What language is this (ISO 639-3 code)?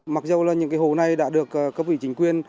vie